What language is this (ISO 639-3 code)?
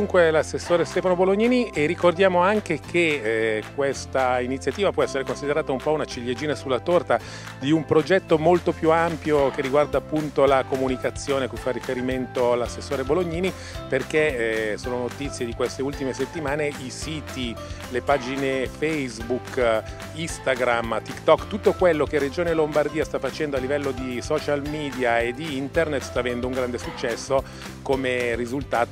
ita